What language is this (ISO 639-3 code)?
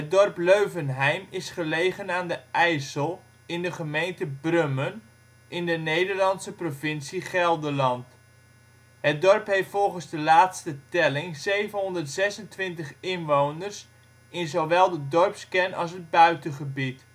nld